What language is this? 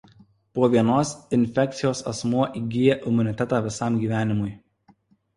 Lithuanian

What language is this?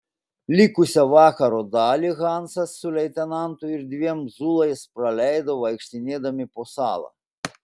Lithuanian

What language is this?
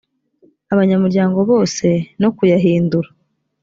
Kinyarwanda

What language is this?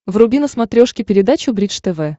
Russian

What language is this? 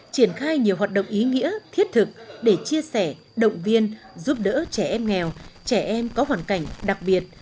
Vietnamese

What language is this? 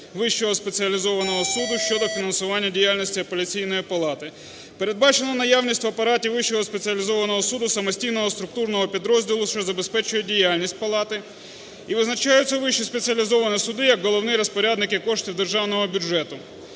Ukrainian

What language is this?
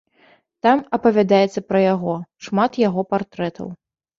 Belarusian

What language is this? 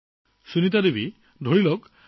Assamese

